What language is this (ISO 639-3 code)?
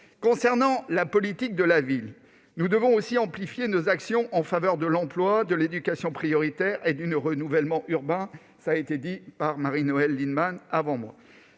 fra